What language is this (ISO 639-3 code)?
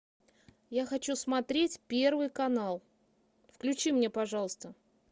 rus